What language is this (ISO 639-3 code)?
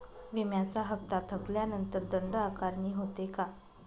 mar